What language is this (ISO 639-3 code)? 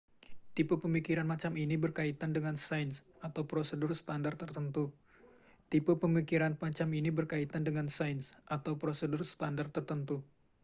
ind